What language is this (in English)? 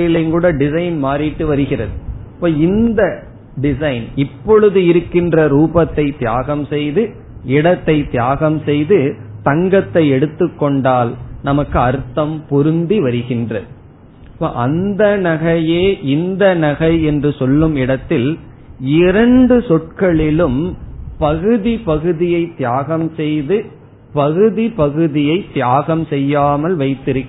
Tamil